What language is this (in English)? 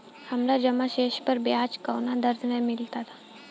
Bhojpuri